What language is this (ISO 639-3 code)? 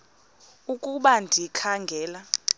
xho